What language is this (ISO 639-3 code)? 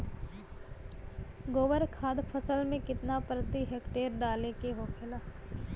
bho